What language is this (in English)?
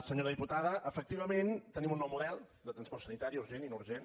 Catalan